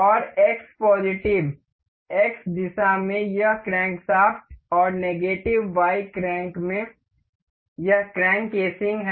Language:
Hindi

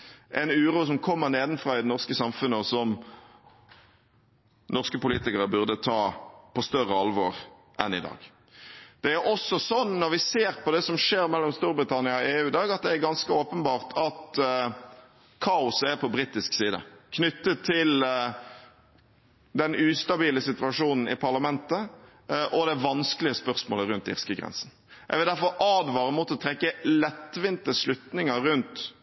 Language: Norwegian Bokmål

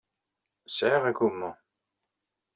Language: Kabyle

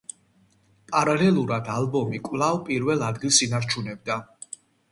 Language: Georgian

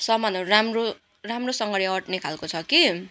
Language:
Nepali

